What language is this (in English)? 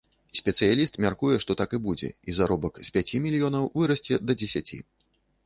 Belarusian